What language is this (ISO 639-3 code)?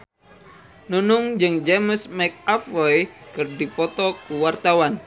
sun